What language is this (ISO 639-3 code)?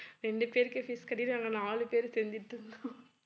tam